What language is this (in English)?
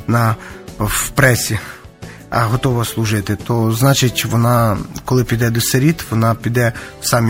Ukrainian